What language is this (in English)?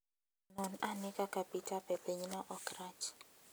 Luo (Kenya and Tanzania)